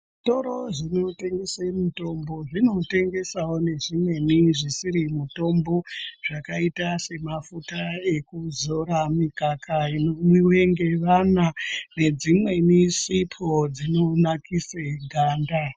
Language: Ndau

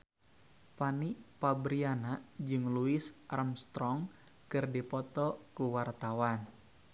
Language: Sundanese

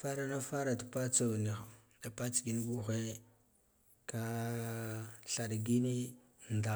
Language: Guduf-Gava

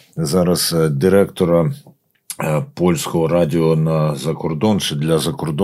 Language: Ukrainian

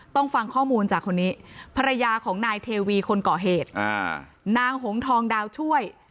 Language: Thai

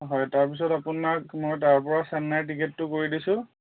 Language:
Assamese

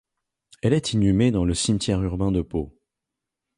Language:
French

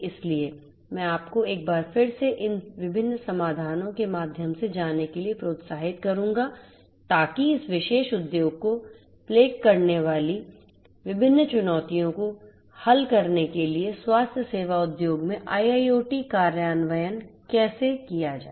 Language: Hindi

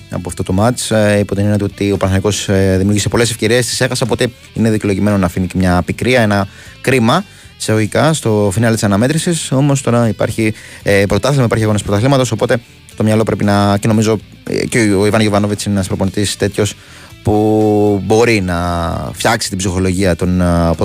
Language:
Greek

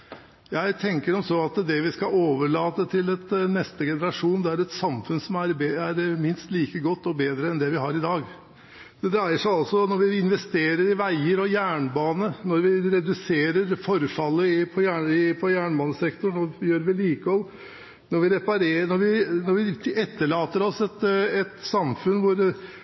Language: Norwegian Bokmål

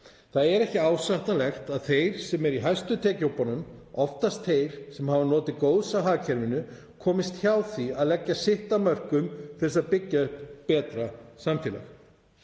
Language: Icelandic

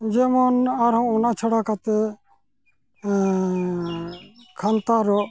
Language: Santali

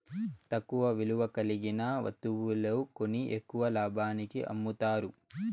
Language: Telugu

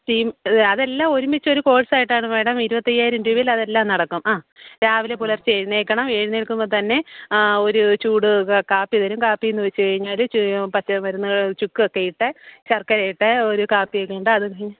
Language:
Malayalam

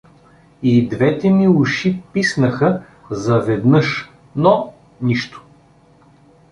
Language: Bulgarian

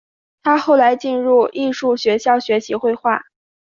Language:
Chinese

